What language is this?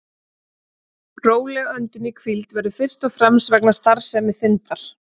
Icelandic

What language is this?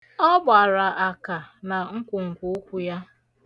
Igbo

